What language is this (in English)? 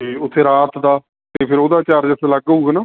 Punjabi